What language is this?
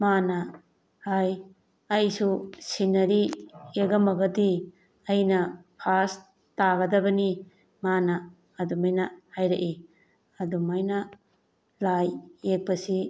Manipuri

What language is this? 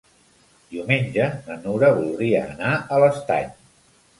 Catalan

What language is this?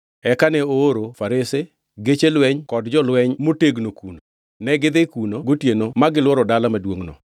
Luo (Kenya and Tanzania)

